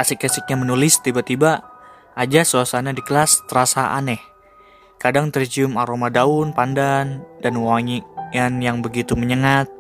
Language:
Indonesian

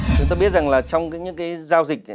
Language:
Vietnamese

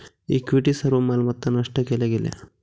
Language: Marathi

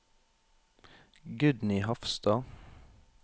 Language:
Norwegian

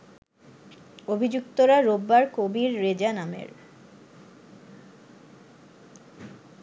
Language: Bangla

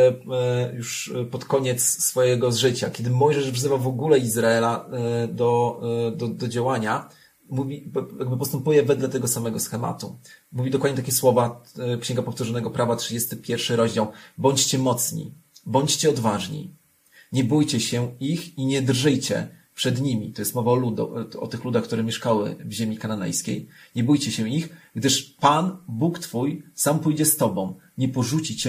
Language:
Polish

